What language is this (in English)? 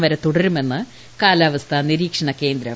Malayalam